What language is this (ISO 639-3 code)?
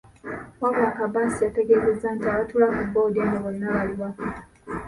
lug